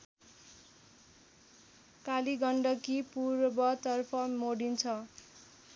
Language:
Nepali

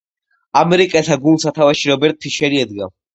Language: Georgian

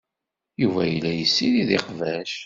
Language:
Kabyle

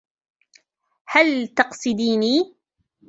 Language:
Arabic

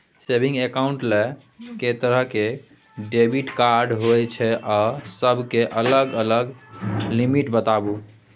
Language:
Maithili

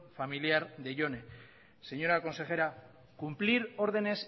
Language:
Spanish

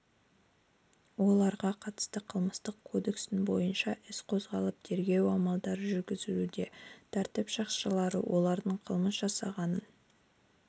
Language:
Kazakh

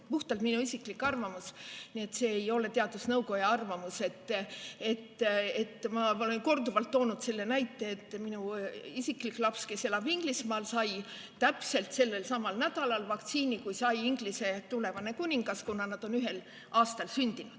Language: Estonian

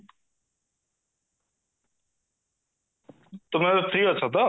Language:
Odia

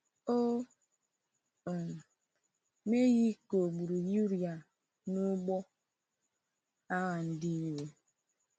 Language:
Igbo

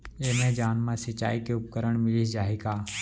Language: Chhattisgarhi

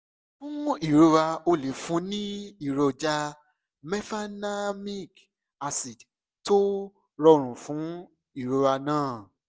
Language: Yoruba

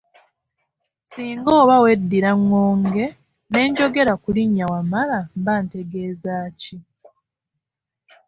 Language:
Ganda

